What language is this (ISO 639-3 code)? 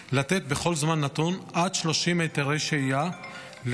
heb